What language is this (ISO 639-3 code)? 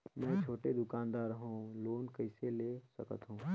hne